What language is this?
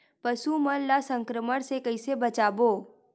Chhattisgarhi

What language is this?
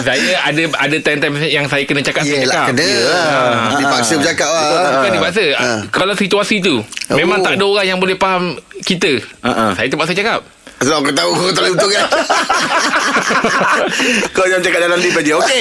Malay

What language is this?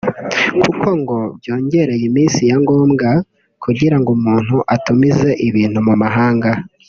Kinyarwanda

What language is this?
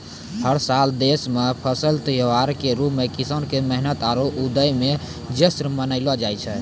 Maithili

